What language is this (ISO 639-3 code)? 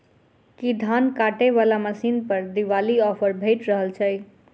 mai